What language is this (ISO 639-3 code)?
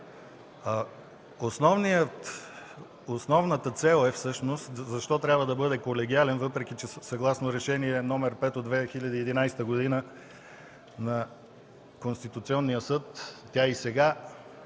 bul